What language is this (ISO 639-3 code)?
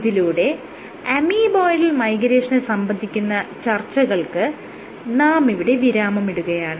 mal